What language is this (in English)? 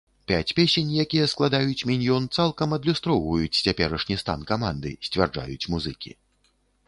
Belarusian